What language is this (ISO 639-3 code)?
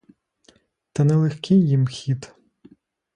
ukr